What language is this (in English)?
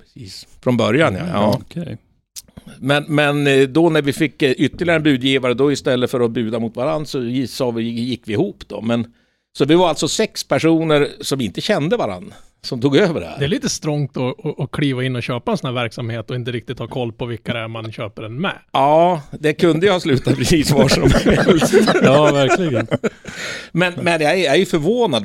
Swedish